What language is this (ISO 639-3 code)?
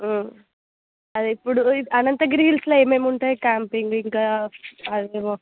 tel